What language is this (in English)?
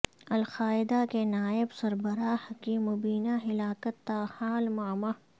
Urdu